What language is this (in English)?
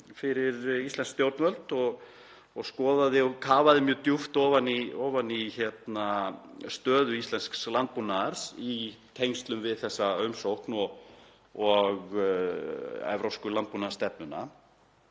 Icelandic